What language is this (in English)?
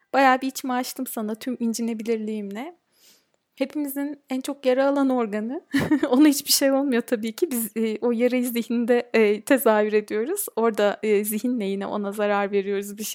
Turkish